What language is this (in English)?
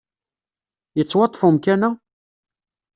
Kabyle